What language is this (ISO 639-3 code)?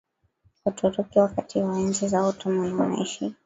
swa